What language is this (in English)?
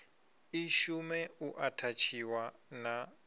Venda